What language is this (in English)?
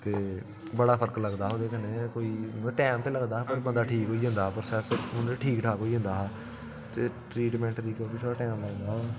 Dogri